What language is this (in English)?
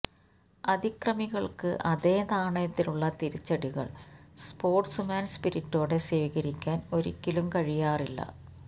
Malayalam